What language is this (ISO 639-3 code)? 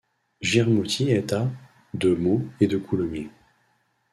fra